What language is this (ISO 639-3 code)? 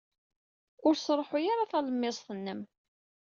kab